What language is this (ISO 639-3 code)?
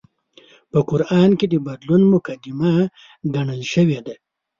pus